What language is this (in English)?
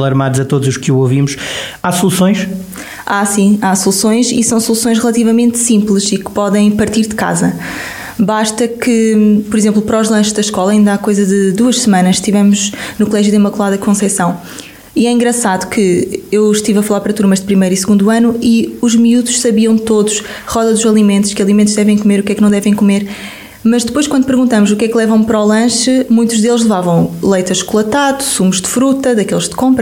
Portuguese